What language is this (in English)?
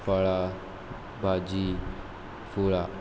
Konkani